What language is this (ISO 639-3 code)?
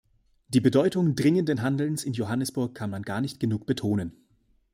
deu